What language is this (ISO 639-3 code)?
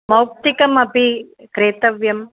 san